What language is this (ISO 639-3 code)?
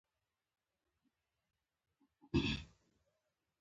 pus